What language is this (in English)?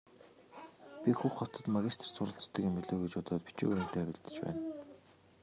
Mongolian